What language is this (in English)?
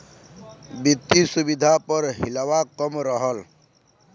Bhojpuri